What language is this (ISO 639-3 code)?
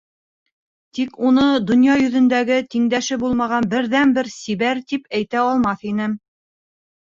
bak